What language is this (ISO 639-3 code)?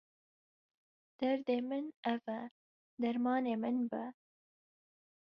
kur